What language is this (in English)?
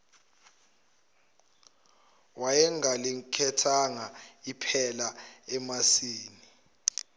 Zulu